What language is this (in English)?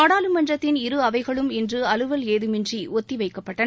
Tamil